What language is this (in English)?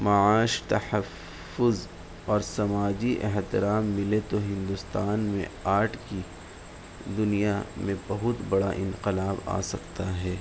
Urdu